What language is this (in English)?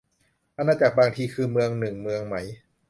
Thai